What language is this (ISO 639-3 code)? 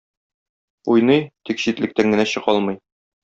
tat